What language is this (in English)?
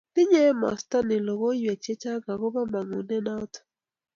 Kalenjin